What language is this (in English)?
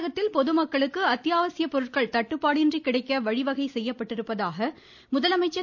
Tamil